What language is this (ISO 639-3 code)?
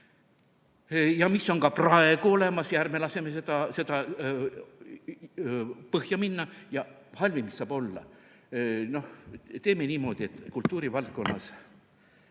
est